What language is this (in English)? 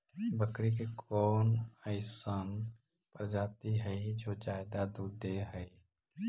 Magahi